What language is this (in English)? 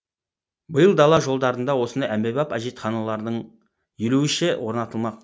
Kazakh